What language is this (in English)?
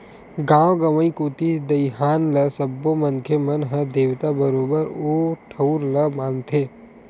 Chhattisgarhi